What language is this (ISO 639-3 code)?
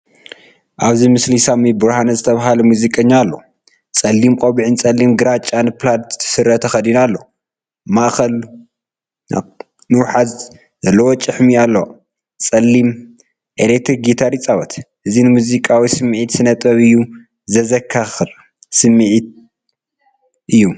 tir